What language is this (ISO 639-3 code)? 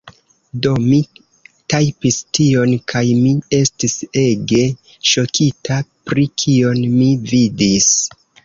epo